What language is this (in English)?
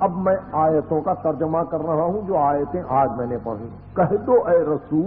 Arabic